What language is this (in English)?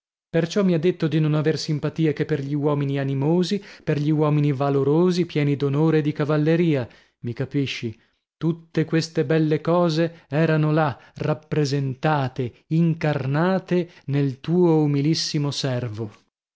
Italian